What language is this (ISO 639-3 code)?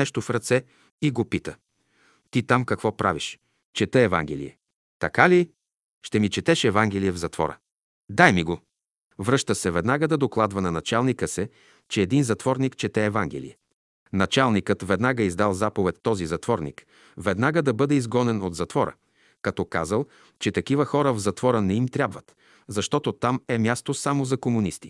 bul